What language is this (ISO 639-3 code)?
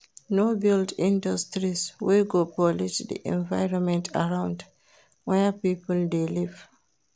pcm